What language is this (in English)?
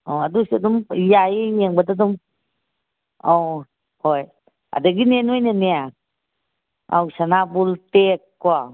Manipuri